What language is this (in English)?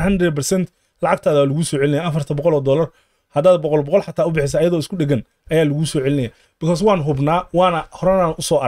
Arabic